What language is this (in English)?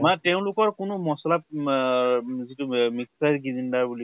Assamese